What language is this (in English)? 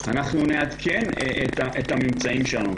Hebrew